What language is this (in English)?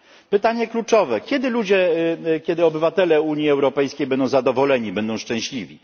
Polish